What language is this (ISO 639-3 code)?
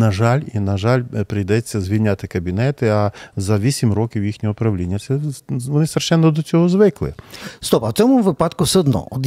ukr